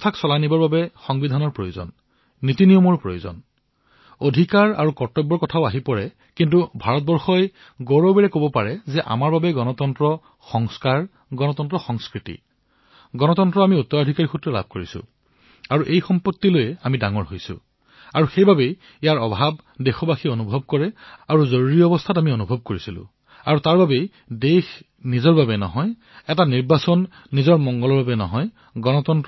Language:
Assamese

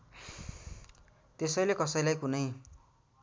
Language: Nepali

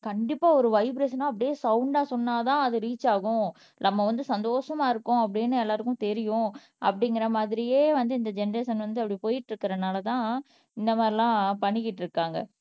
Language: Tamil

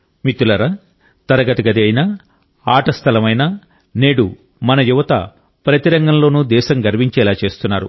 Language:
Telugu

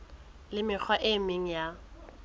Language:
Southern Sotho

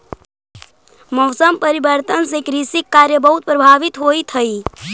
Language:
Magahi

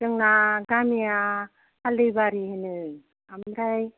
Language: Bodo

